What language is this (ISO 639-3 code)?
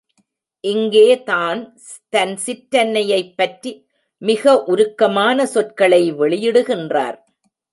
tam